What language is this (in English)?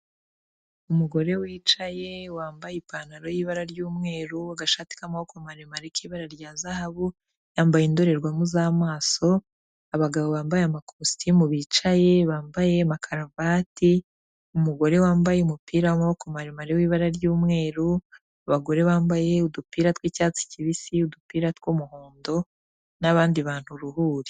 Kinyarwanda